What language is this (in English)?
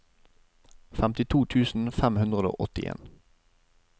Norwegian